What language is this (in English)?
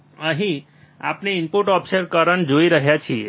Gujarati